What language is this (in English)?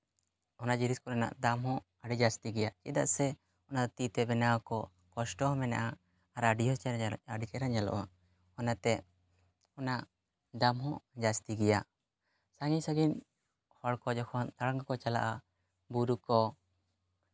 Santali